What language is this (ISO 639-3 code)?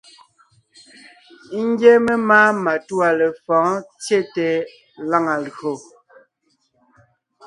nnh